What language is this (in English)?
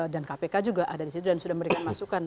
Indonesian